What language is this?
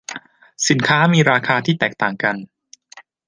Thai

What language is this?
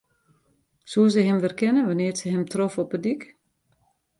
Western Frisian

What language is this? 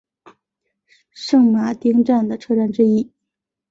Chinese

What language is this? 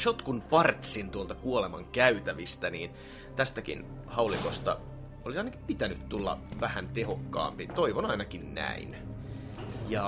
Finnish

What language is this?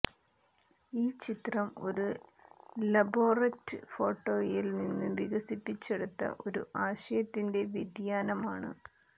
Malayalam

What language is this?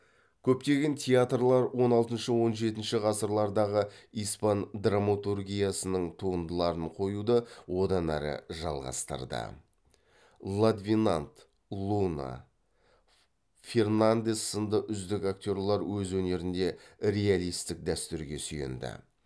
Kazakh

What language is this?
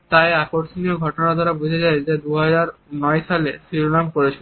Bangla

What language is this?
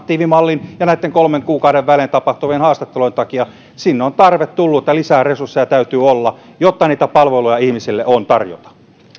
Finnish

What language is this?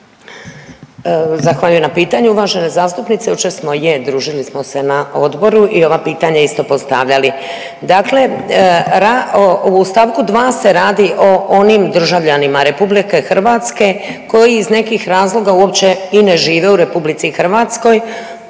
Croatian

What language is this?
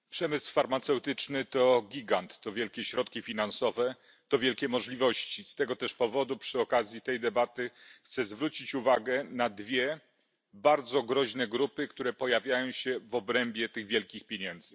Polish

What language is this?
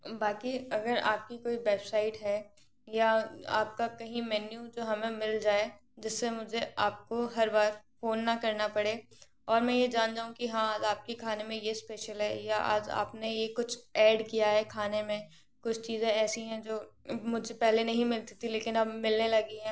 Hindi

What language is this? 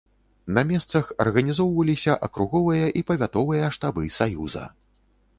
Belarusian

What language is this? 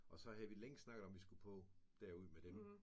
Danish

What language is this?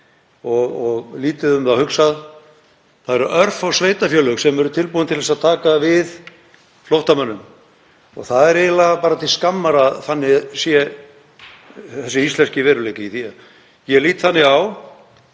Icelandic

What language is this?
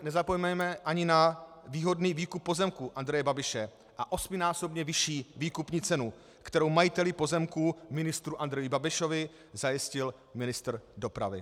Czech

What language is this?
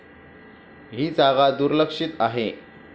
Marathi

